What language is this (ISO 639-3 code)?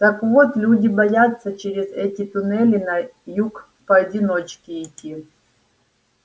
rus